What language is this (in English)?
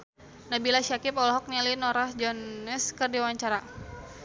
Sundanese